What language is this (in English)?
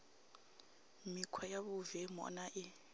Venda